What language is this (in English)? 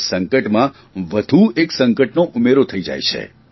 Gujarati